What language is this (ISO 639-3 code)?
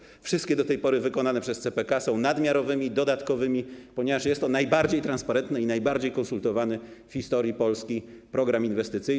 pol